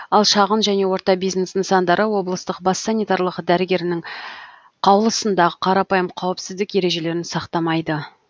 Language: Kazakh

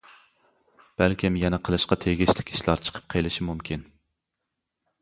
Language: Uyghur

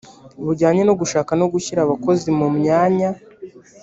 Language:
Kinyarwanda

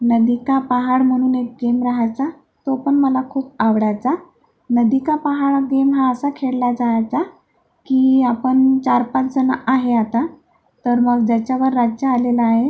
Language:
Marathi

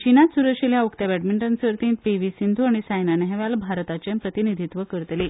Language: Konkani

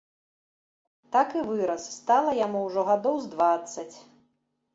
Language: Belarusian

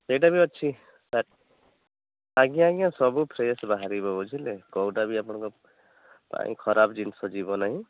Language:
Odia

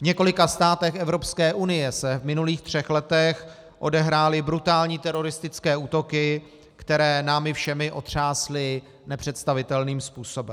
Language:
Czech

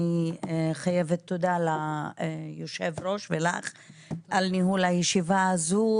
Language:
Hebrew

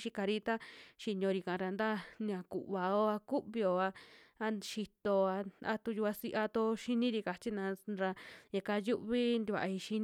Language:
Western Juxtlahuaca Mixtec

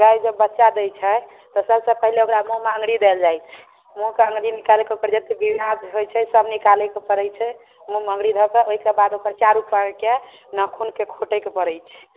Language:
Maithili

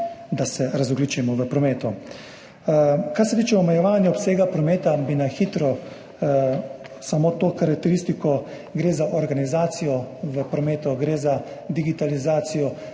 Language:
Slovenian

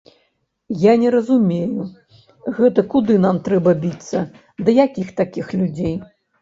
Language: Belarusian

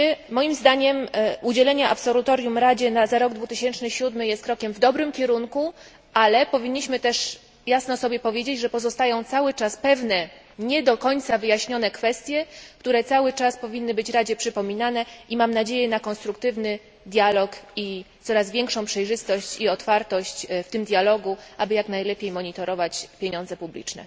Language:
Polish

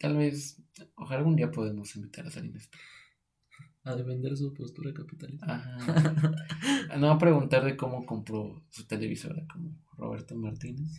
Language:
Spanish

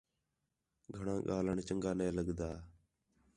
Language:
Khetrani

